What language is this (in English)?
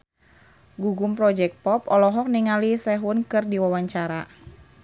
Sundanese